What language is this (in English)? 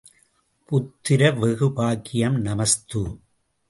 Tamil